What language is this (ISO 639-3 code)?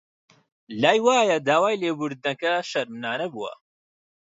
ckb